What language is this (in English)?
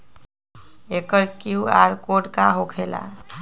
Magahi